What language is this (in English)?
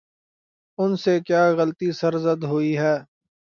Urdu